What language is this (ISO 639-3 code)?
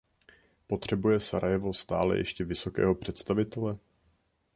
ces